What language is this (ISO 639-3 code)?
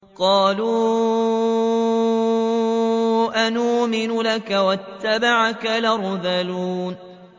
ara